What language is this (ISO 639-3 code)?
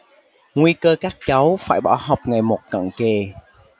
vie